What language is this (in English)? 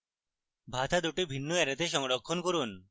Bangla